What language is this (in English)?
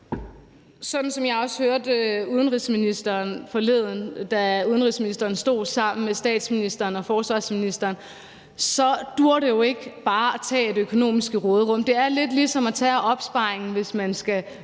Danish